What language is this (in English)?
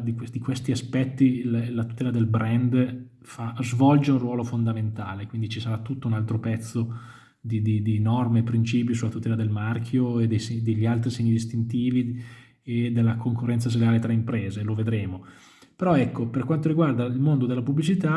Italian